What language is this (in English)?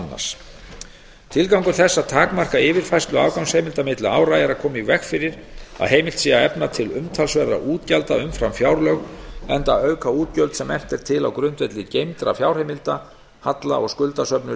Icelandic